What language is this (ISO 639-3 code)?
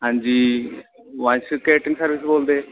pan